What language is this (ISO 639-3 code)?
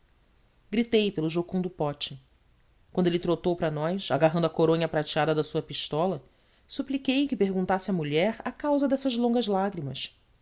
por